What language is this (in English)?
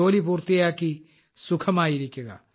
Malayalam